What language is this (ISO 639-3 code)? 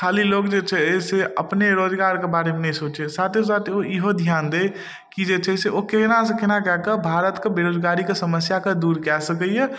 mai